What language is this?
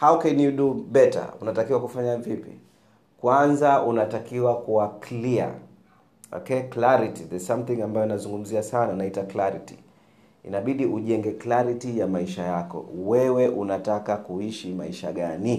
Swahili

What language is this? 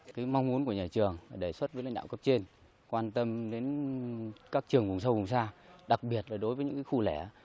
Vietnamese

